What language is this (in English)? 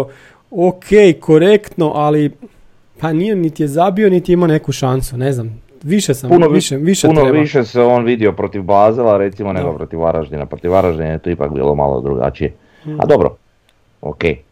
Croatian